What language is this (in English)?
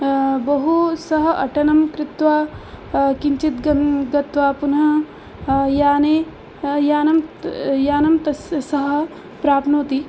Sanskrit